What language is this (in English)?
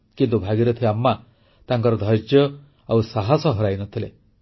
Odia